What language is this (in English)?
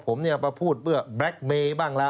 Thai